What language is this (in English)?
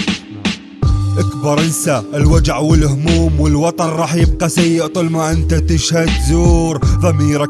Arabic